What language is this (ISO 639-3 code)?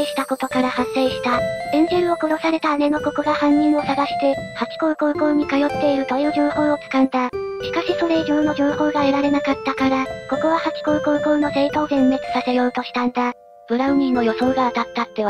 jpn